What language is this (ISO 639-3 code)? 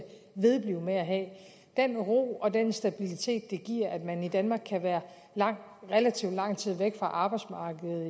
dan